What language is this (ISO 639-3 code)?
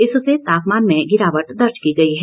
hin